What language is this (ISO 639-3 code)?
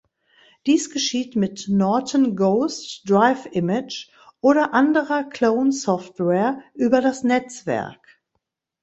deu